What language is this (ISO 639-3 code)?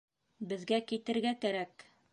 bak